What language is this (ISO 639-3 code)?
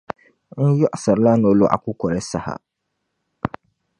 dag